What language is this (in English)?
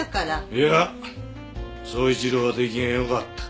Japanese